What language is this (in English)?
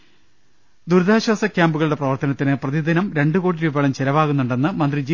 Malayalam